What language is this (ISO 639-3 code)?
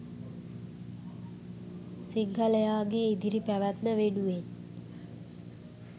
sin